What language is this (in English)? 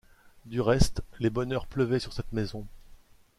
French